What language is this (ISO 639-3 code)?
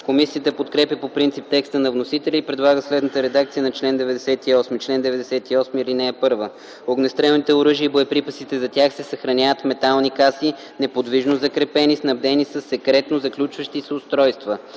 bul